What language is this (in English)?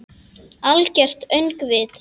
Icelandic